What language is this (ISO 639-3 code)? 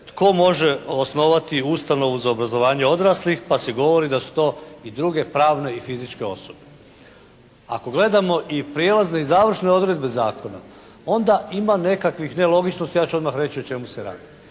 hrv